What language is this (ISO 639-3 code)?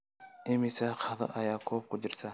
som